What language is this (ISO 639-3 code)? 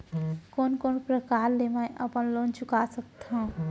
hne